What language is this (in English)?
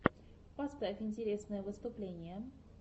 Russian